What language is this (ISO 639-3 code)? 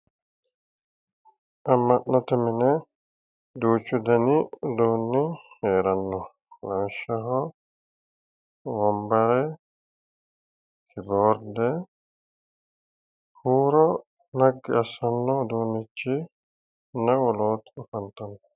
sid